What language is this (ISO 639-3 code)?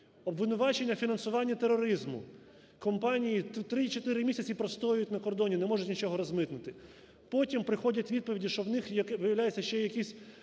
ukr